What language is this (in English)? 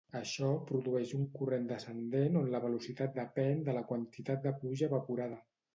Catalan